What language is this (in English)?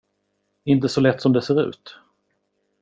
Swedish